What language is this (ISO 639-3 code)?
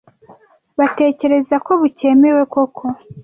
kin